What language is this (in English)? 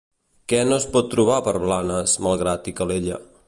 Catalan